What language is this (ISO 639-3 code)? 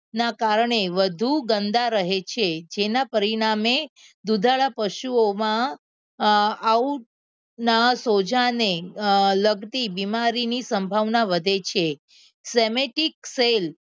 guj